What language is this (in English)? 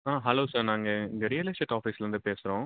Tamil